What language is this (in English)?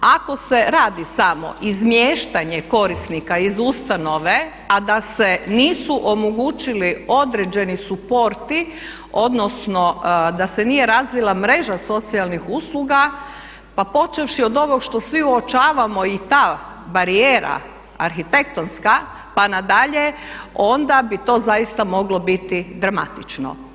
Croatian